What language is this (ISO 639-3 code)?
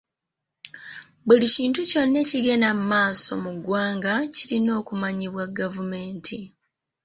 lug